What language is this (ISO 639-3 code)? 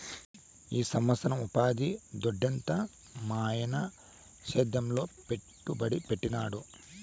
tel